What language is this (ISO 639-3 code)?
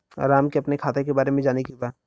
bho